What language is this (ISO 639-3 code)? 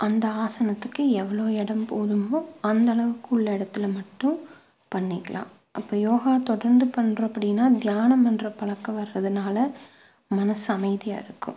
tam